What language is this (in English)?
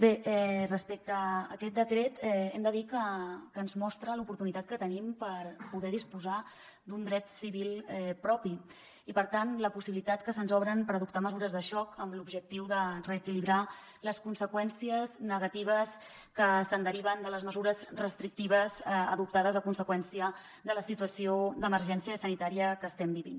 Catalan